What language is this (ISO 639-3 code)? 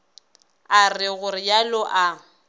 nso